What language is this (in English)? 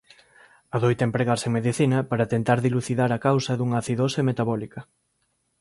Galician